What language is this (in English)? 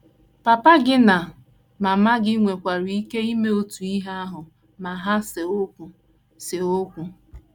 Igbo